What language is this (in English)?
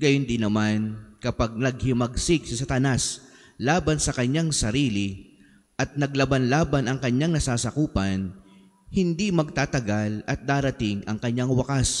Filipino